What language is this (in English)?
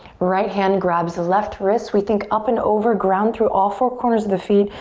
English